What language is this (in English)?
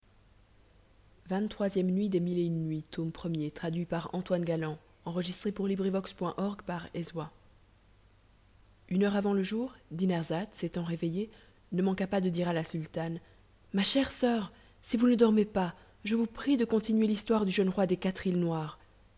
French